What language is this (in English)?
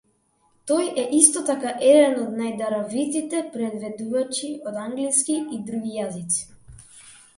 Macedonian